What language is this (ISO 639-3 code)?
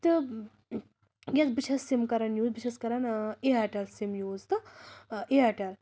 kas